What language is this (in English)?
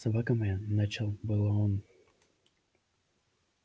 Russian